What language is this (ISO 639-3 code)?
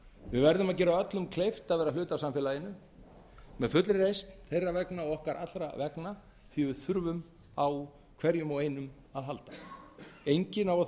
isl